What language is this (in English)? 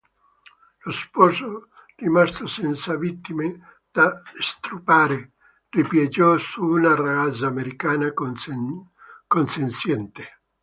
Italian